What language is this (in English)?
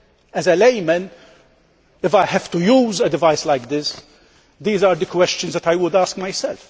English